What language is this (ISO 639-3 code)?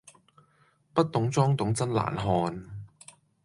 yue